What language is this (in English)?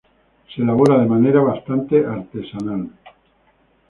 Spanish